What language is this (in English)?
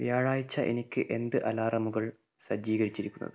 Malayalam